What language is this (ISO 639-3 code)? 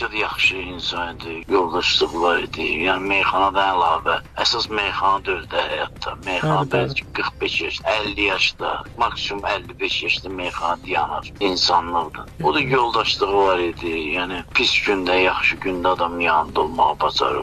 tur